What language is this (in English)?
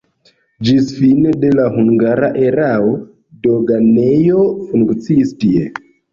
Esperanto